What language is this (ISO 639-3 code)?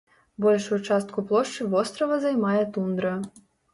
bel